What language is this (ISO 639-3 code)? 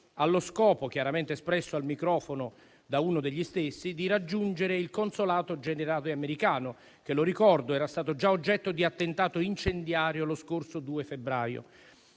ita